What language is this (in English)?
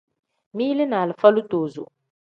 Tem